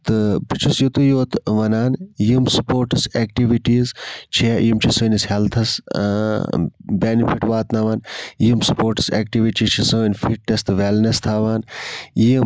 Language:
Kashmiri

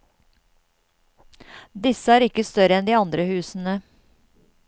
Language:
Norwegian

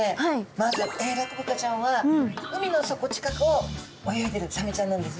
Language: Japanese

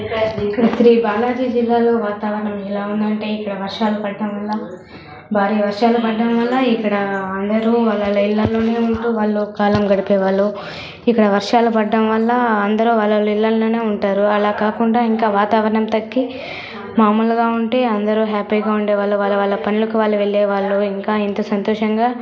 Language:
Telugu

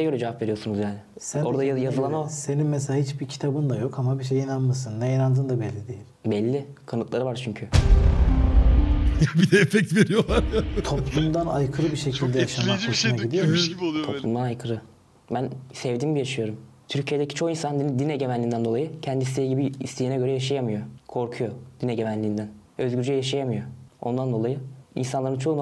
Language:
Turkish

